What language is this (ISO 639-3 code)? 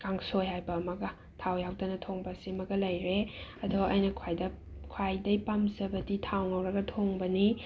mni